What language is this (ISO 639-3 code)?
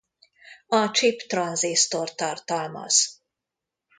hun